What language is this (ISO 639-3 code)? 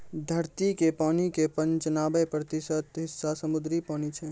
mai